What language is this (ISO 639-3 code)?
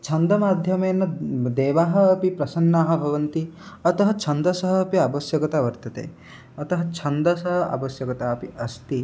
san